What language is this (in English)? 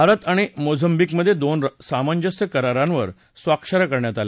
Marathi